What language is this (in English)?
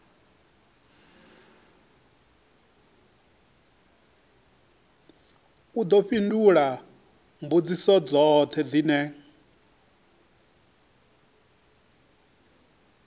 Venda